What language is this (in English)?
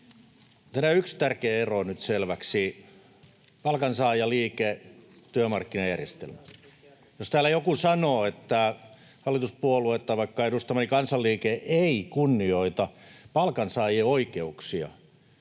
Finnish